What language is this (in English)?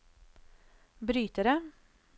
Norwegian